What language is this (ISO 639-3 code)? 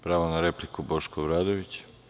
srp